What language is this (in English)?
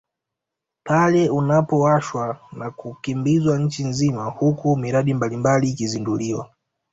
Swahili